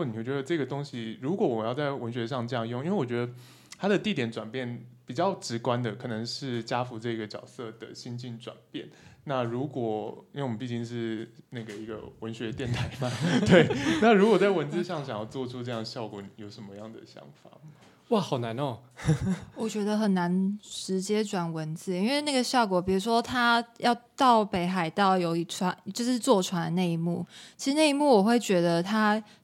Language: Chinese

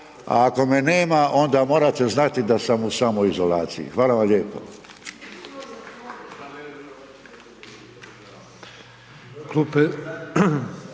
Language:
Croatian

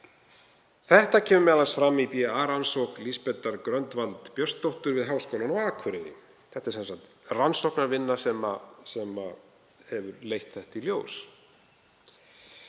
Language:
Icelandic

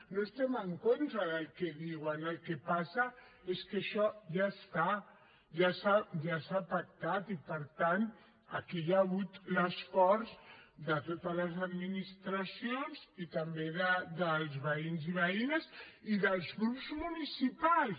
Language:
Catalan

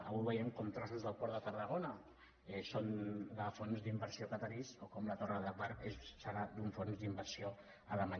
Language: Catalan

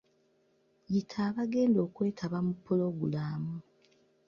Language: Ganda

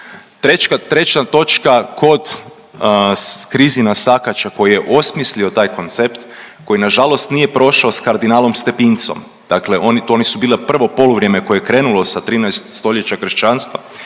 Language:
Croatian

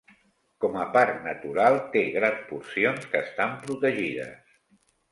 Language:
Catalan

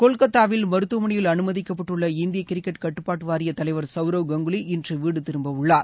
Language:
Tamil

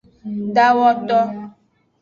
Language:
Aja (Benin)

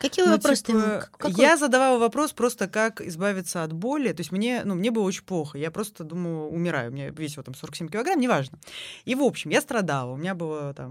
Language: Russian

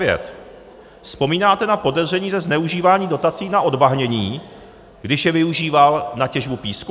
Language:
Czech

